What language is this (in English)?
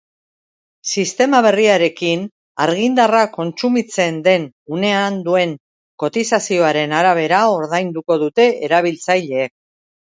Basque